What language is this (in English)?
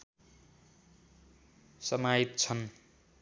Nepali